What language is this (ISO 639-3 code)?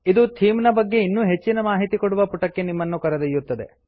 kan